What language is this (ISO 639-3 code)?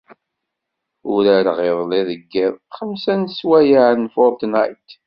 kab